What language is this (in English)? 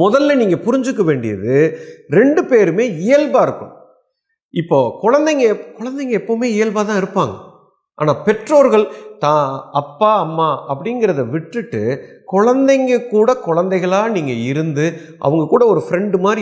Tamil